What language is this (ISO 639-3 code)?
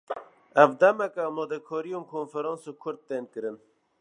kur